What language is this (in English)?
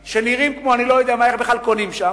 Hebrew